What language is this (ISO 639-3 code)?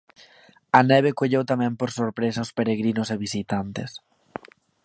glg